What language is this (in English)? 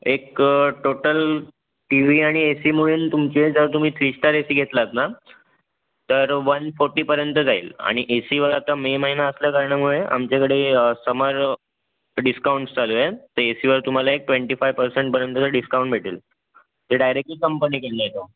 Marathi